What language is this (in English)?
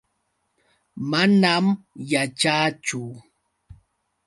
Yauyos Quechua